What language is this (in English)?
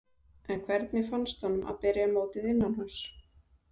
Icelandic